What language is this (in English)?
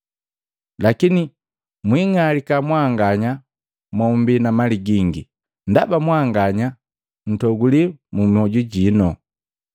Matengo